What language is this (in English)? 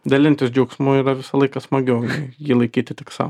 Lithuanian